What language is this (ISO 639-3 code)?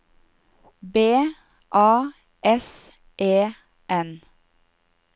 nor